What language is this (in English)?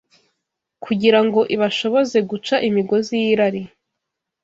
Kinyarwanda